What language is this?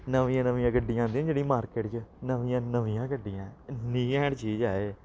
Dogri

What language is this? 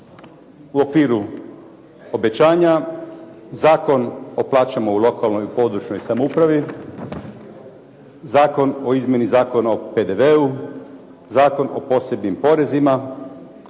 Croatian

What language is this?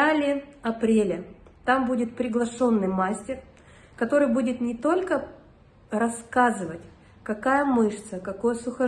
Russian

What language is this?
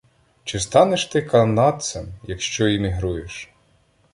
Ukrainian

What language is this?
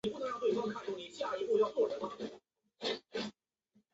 Chinese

